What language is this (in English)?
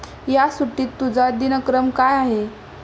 Marathi